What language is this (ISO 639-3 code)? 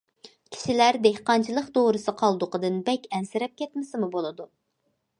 uig